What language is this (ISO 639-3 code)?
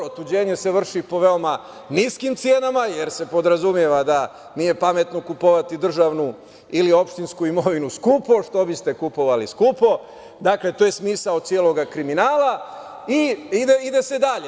srp